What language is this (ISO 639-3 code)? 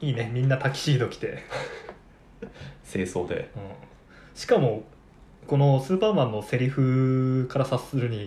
jpn